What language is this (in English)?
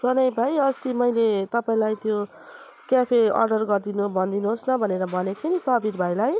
Nepali